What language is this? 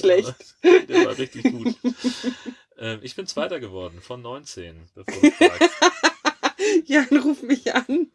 German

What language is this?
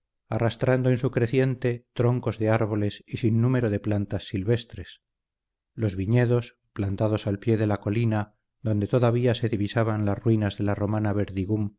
Spanish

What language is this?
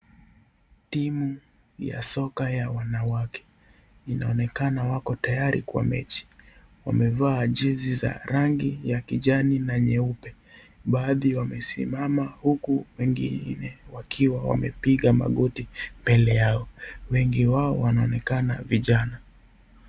Swahili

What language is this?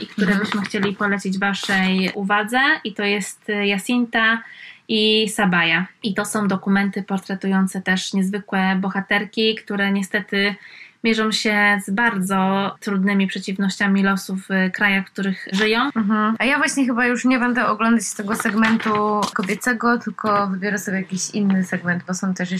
Polish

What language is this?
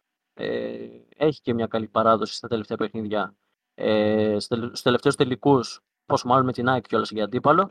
Greek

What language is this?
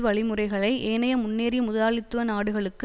Tamil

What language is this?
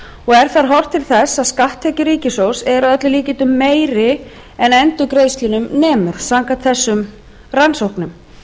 Icelandic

